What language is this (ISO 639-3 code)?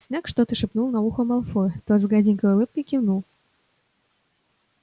rus